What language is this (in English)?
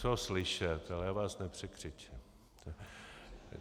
Czech